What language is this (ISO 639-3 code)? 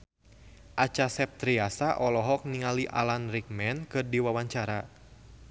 sun